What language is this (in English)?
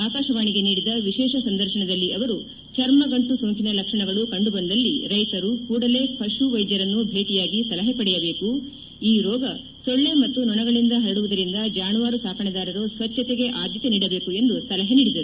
Kannada